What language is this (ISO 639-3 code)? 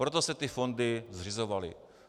ces